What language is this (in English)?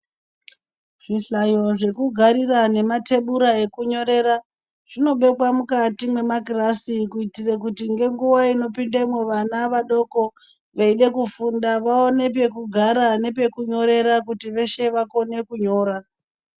Ndau